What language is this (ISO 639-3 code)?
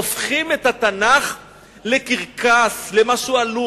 heb